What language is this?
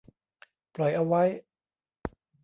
Thai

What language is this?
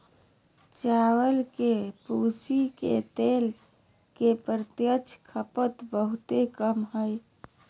Magahi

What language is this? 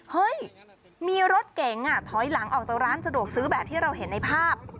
Thai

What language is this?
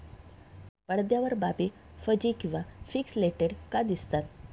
Marathi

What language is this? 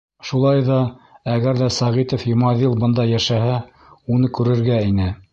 Bashkir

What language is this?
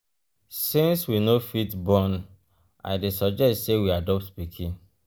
Nigerian Pidgin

